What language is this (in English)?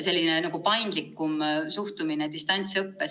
Estonian